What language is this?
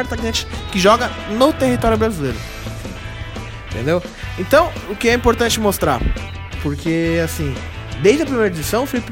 Portuguese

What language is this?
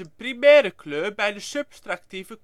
Dutch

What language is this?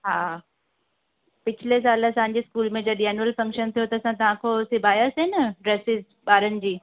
Sindhi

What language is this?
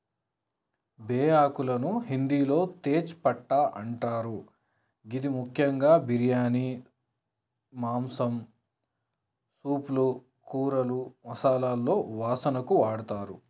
Telugu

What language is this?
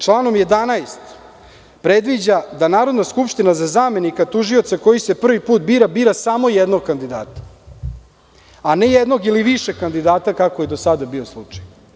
Serbian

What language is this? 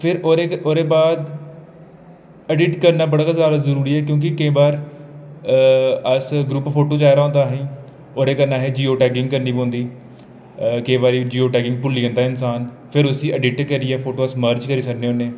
Dogri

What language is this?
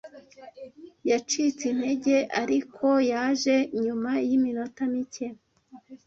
Kinyarwanda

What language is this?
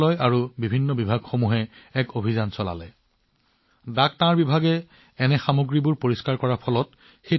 Assamese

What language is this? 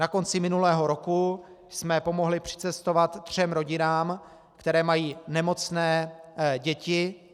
Czech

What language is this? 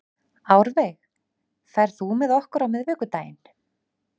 Icelandic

